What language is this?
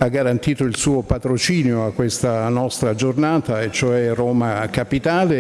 Italian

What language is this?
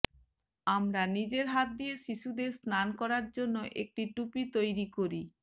Bangla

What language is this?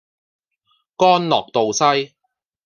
Cantonese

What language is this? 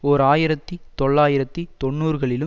Tamil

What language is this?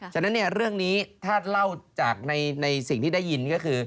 Thai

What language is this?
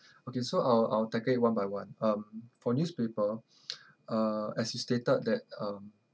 English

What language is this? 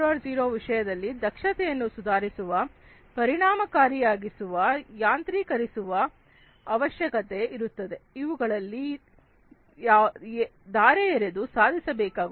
Kannada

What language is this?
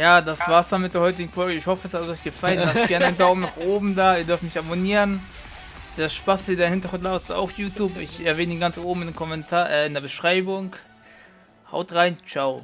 German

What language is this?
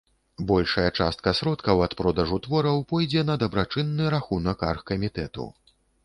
Belarusian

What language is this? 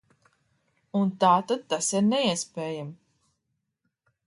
Latvian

